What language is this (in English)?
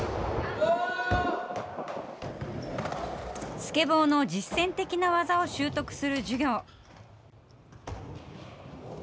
Japanese